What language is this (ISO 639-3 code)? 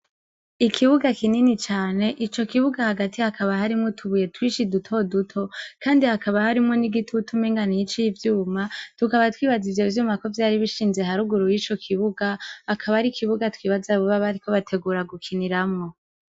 run